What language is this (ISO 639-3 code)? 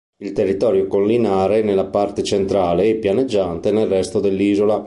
ita